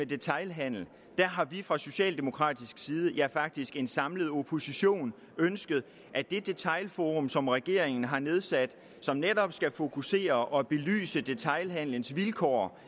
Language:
Danish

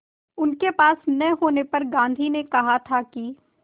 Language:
Hindi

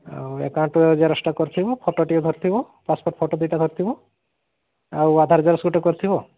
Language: Odia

